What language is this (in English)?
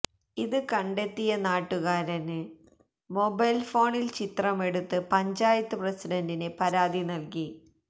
Malayalam